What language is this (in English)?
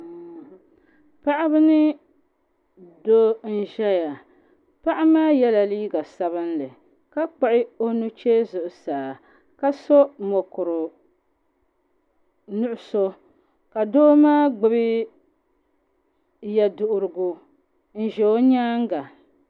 Dagbani